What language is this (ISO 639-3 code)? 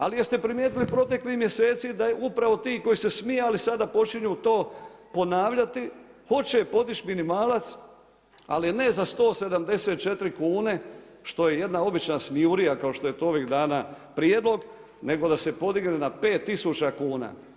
hrv